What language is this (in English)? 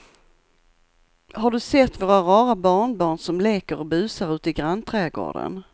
Swedish